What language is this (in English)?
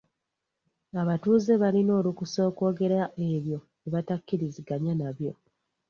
Ganda